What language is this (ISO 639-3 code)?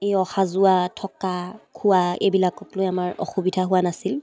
asm